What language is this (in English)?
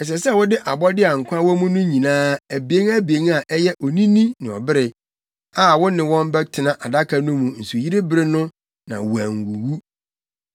Akan